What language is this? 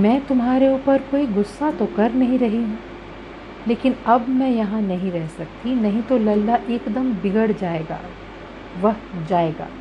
Hindi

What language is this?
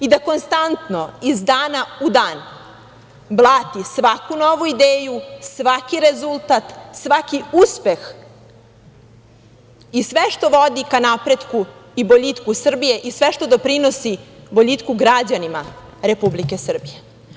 Serbian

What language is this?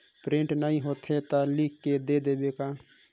Chhattisgarhi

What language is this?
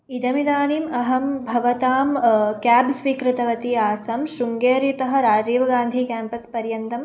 Sanskrit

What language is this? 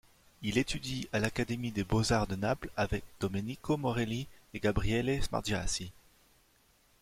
French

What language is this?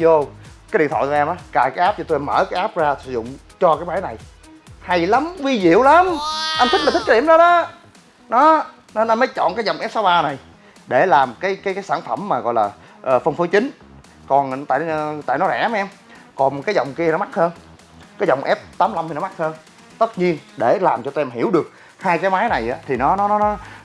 Vietnamese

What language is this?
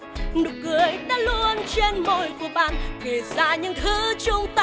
Vietnamese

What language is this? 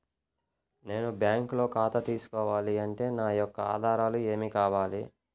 Telugu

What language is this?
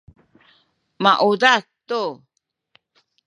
Sakizaya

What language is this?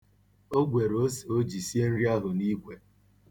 Igbo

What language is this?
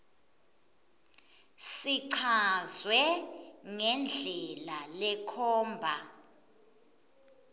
Swati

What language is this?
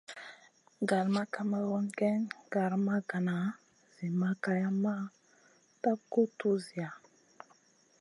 Masana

